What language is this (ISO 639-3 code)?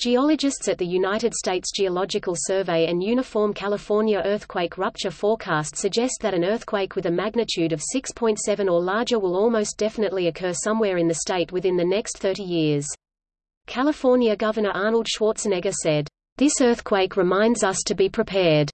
eng